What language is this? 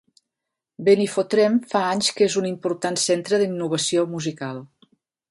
Catalan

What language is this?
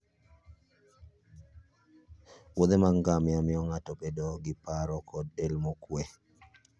Luo (Kenya and Tanzania)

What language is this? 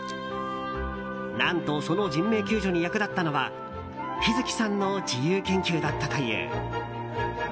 Japanese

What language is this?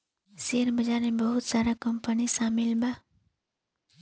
Bhojpuri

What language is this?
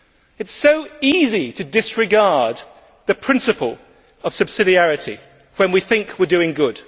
English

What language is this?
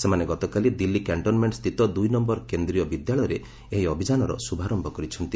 Odia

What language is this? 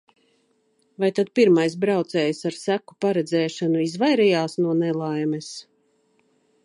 Latvian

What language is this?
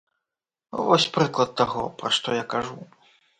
Belarusian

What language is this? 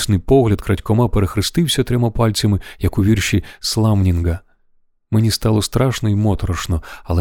Ukrainian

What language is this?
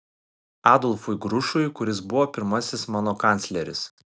Lithuanian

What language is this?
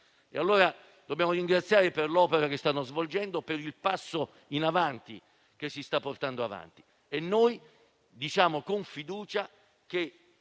Italian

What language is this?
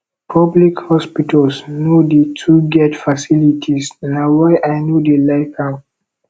Nigerian Pidgin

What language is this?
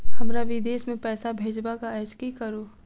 Maithili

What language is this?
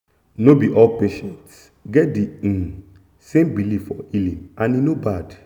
Nigerian Pidgin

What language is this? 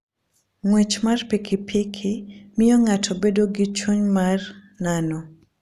Luo (Kenya and Tanzania)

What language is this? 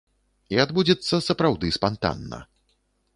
Belarusian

